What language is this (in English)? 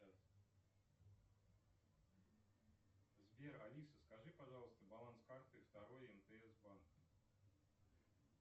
Russian